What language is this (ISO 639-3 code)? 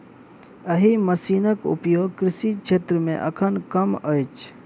mai